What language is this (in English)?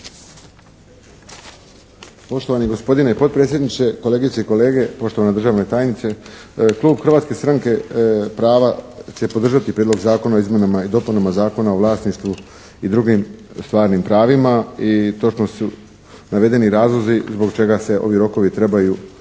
Croatian